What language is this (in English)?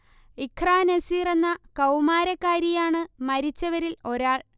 Malayalam